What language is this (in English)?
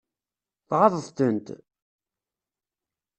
Kabyle